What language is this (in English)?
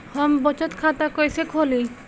Bhojpuri